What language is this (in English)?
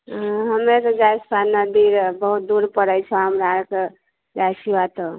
Maithili